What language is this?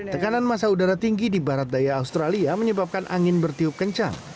Indonesian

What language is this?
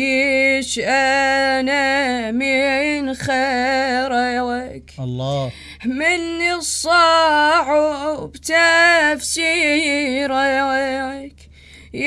Arabic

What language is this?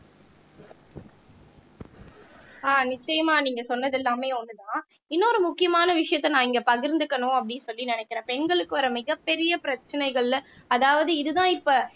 Tamil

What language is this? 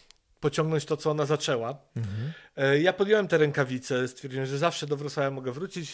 Polish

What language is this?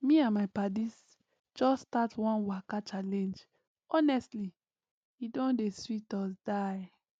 Nigerian Pidgin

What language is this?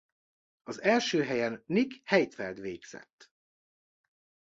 Hungarian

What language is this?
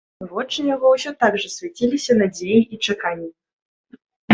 Belarusian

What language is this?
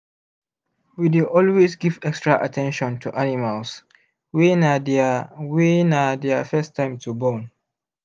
Nigerian Pidgin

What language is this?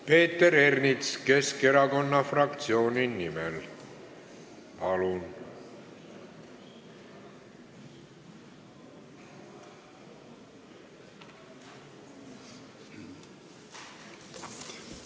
Estonian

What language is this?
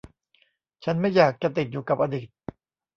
Thai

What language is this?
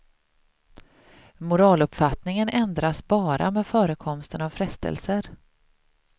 Swedish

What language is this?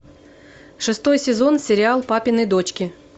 Russian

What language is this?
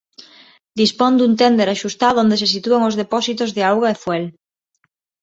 Galician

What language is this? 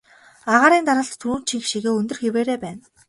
Mongolian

